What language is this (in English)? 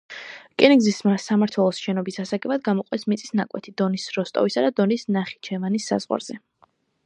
Georgian